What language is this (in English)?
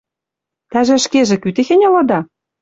Western Mari